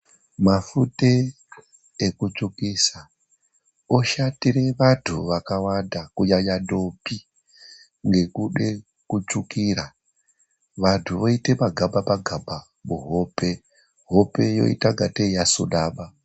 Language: Ndau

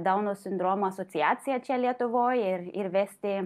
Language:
Lithuanian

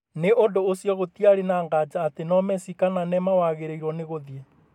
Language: Kikuyu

